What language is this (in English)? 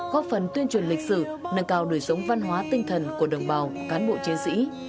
Vietnamese